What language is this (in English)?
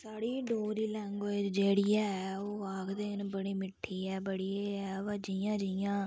Dogri